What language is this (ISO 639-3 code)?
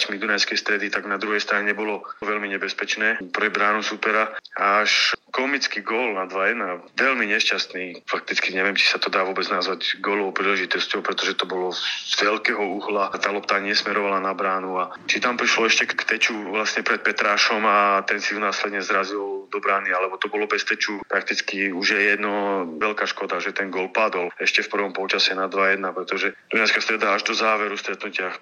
slk